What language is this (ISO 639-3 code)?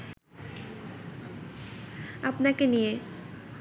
ben